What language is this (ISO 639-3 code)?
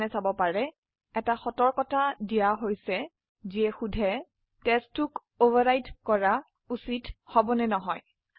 asm